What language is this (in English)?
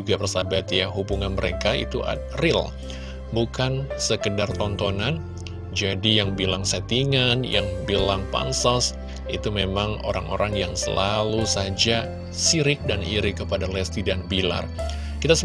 Indonesian